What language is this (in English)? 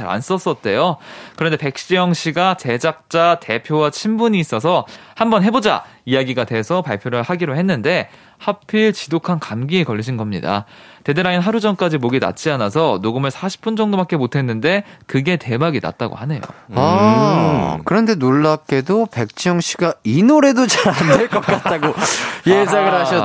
Korean